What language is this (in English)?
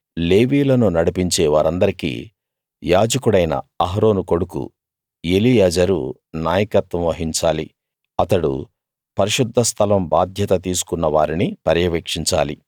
Telugu